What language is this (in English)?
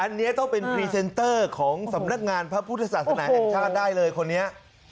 Thai